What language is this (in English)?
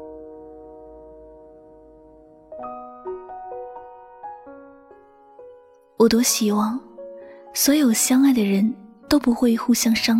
Chinese